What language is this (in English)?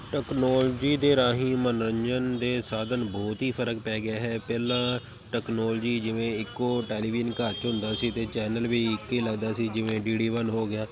Punjabi